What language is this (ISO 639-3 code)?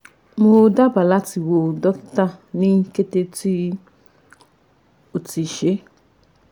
yor